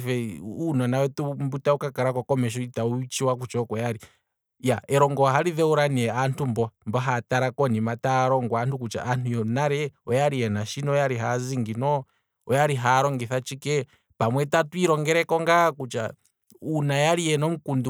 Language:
Kwambi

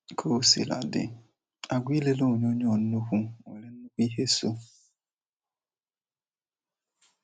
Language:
Igbo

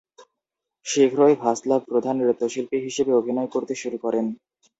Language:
Bangla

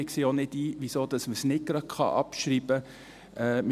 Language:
Swiss German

